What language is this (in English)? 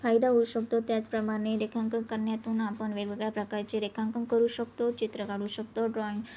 Marathi